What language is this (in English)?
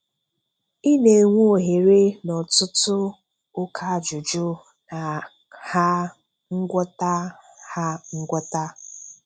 Igbo